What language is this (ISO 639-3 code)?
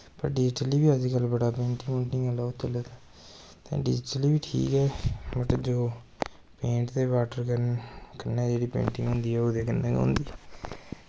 doi